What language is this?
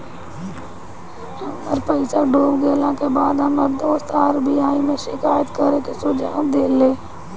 Bhojpuri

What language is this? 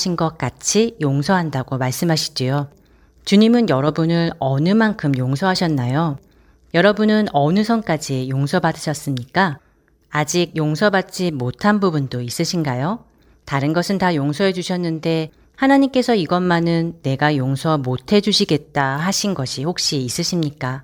Korean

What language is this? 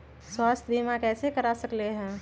Magahi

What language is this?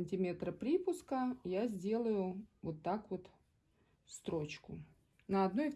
Russian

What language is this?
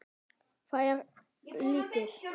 Icelandic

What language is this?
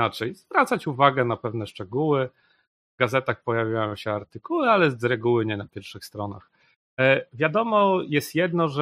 Polish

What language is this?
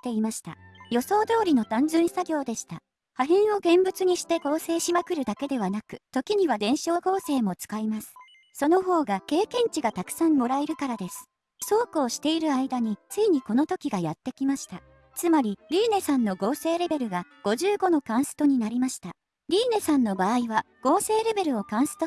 Japanese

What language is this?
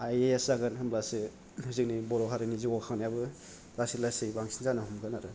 Bodo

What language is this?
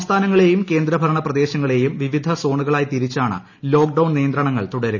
Malayalam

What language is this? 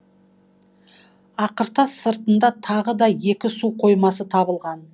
Kazakh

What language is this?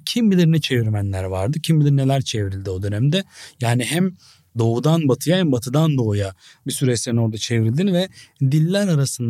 Turkish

